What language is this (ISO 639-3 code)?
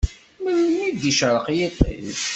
kab